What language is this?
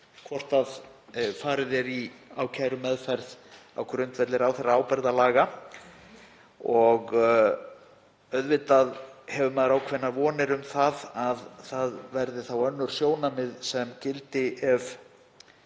Icelandic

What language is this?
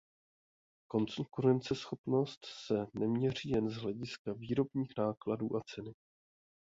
Czech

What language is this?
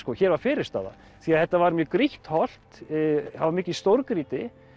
Icelandic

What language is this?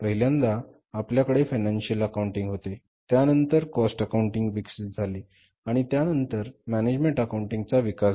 Marathi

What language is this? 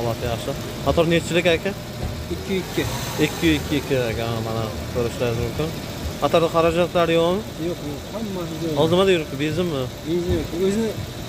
Turkish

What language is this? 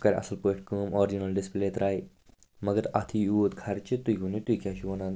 Kashmiri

